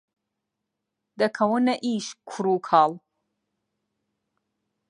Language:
Central Kurdish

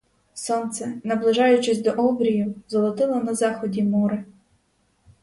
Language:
Ukrainian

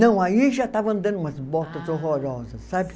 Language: Portuguese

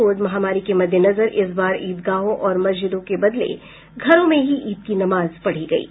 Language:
Hindi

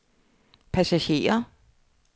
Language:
Danish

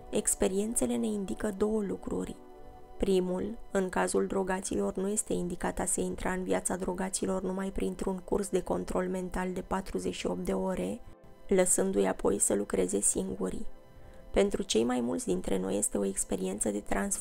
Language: Romanian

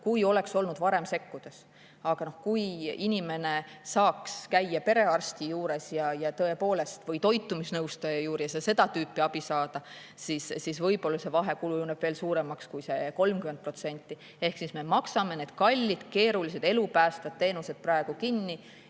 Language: Estonian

